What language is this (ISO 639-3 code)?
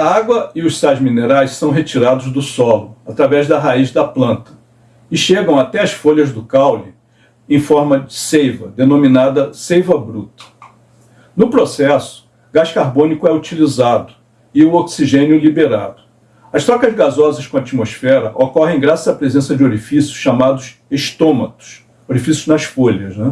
por